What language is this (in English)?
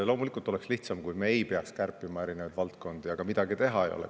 Estonian